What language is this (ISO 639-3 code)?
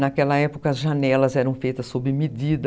por